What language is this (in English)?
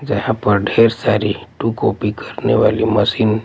Hindi